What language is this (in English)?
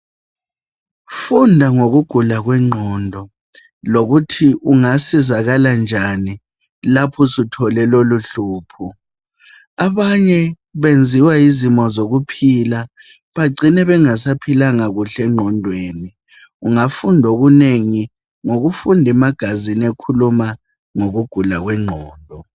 North Ndebele